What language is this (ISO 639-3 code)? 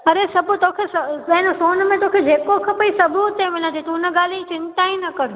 snd